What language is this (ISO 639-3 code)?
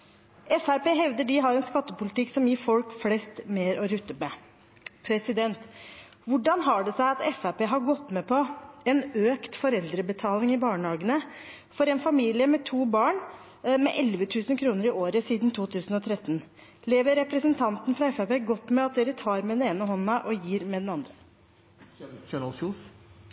nob